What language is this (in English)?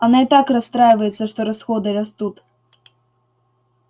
Russian